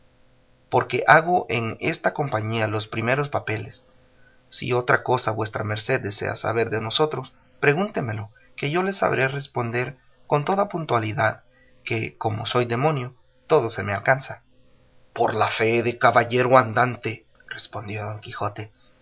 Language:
Spanish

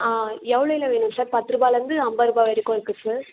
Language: Tamil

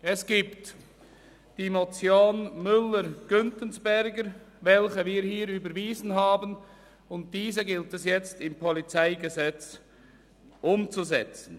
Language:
Swiss German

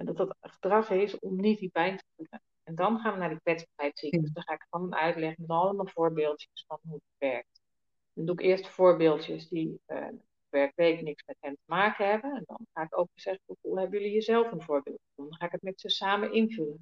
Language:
Dutch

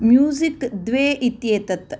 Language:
Sanskrit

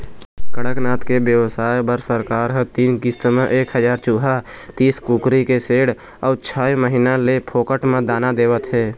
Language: Chhattisgarhi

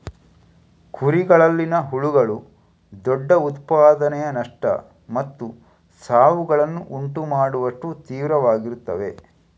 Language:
Kannada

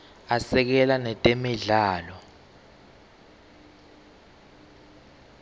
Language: Swati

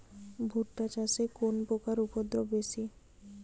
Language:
Bangla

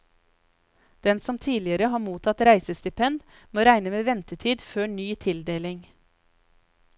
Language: Norwegian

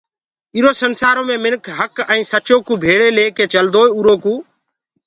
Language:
Gurgula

